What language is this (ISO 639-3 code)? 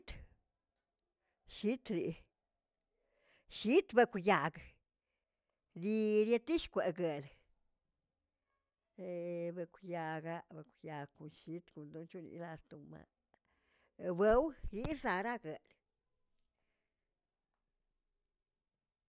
zts